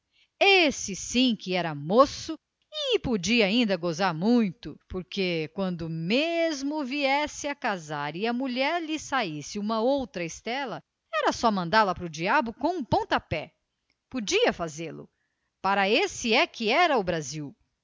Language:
Portuguese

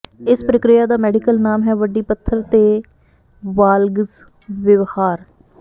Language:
Punjabi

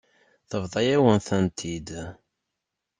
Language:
Kabyle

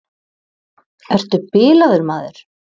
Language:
Icelandic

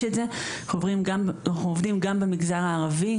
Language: Hebrew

